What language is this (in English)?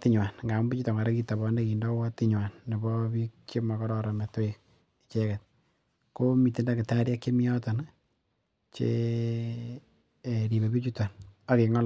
Kalenjin